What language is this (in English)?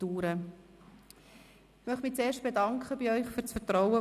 Swiss German